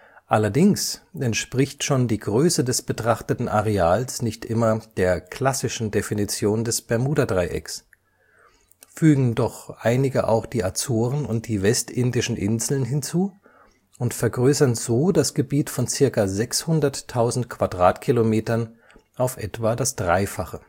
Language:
German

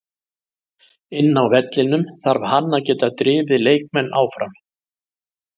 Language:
Icelandic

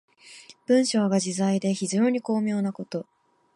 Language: Japanese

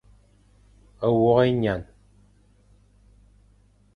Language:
Fang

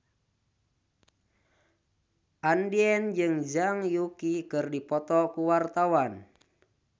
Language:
Sundanese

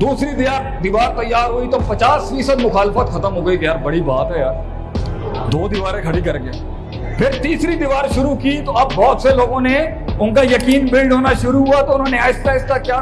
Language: Urdu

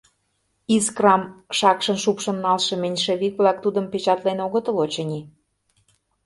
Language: Mari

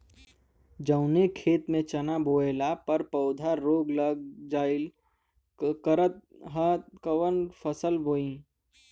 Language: Bhojpuri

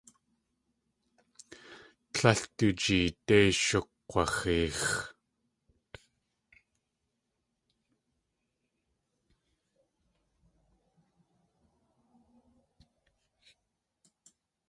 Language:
Tlingit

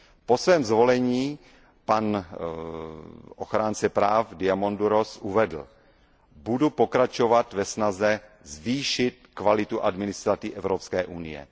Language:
Czech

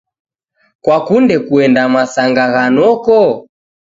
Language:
Taita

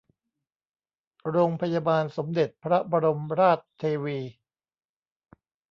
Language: Thai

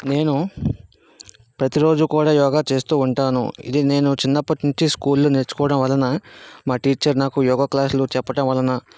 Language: Telugu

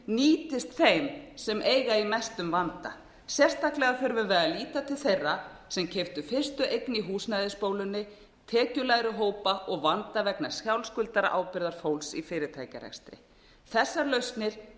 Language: Icelandic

